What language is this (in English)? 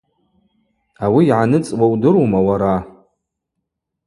Abaza